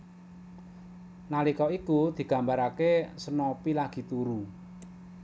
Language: Javanese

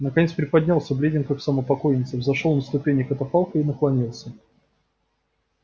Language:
Russian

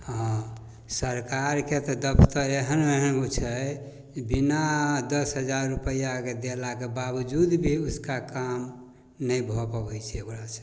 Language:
Maithili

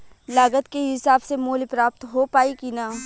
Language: Bhojpuri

